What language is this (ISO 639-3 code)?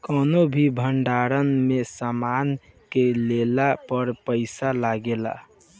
bho